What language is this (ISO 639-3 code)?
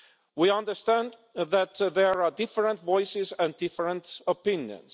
eng